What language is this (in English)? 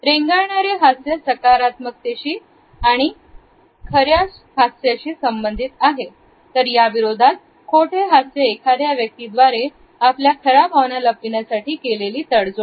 Marathi